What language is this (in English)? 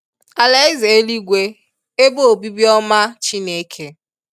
Igbo